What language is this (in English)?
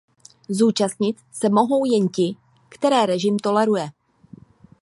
Czech